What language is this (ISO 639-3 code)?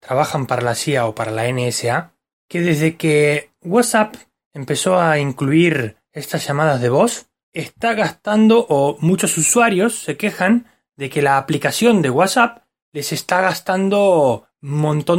spa